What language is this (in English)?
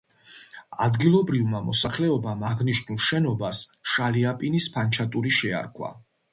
Georgian